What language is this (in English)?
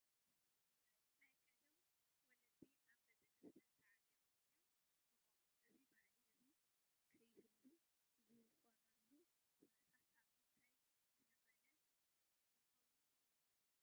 Tigrinya